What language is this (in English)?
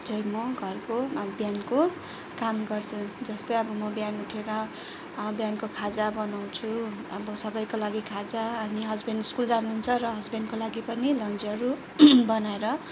Nepali